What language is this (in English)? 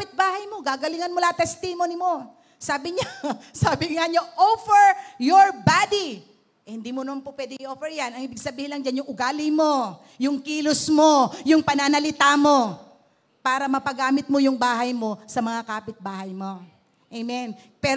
Filipino